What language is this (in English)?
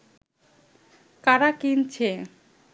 Bangla